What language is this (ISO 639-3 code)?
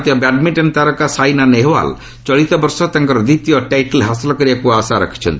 ori